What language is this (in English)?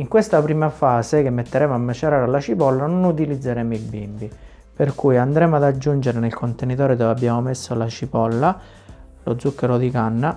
Italian